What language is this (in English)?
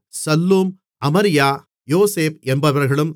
Tamil